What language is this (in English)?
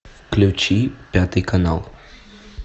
Russian